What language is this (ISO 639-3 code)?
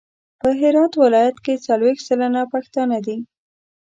pus